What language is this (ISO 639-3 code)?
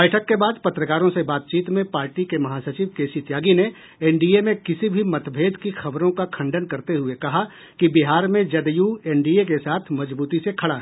hin